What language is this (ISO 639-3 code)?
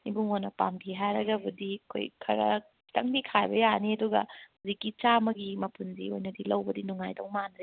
mni